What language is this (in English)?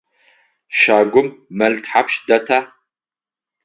Adyghe